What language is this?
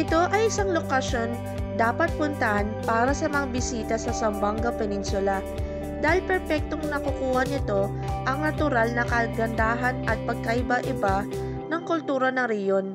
Filipino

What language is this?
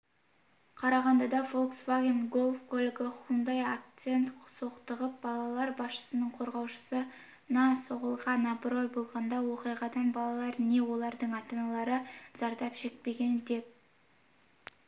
Kazakh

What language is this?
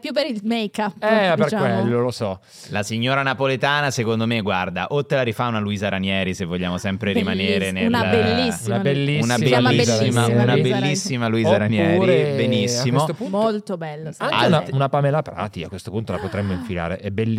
Italian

